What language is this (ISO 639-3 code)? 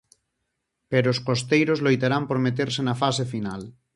glg